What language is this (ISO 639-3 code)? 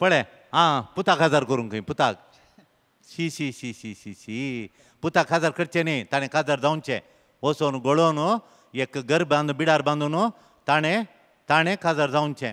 mar